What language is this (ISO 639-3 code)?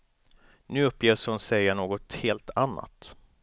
swe